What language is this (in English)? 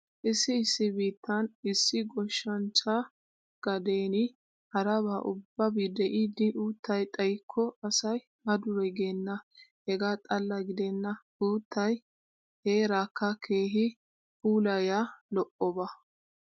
Wolaytta